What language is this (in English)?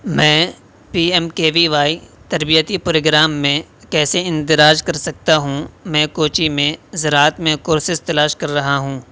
Urdu